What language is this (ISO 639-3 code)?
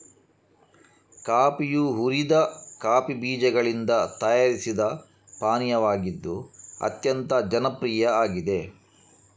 kan